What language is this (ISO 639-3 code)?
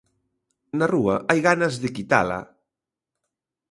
glg